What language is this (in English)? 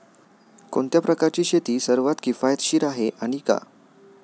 Marathi